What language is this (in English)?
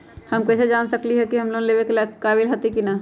Magahi